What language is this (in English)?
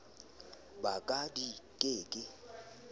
Southern Sotho